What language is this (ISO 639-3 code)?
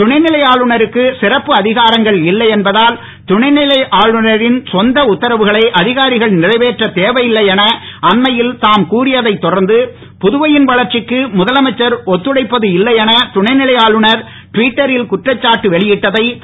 tam